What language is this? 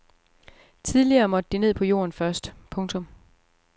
Danish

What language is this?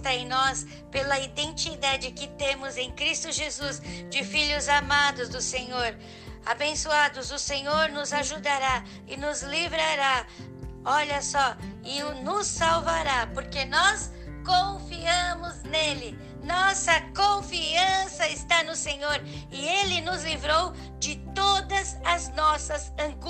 Portuguese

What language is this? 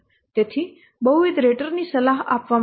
Gujarati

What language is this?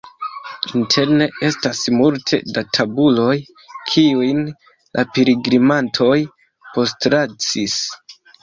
Esperanto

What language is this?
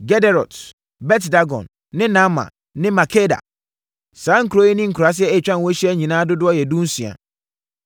Akan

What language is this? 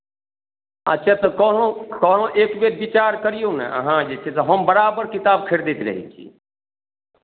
Maithili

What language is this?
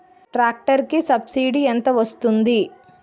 Telugu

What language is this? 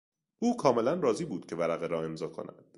Persian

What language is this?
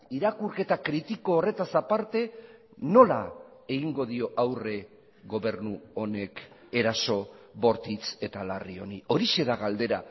Basque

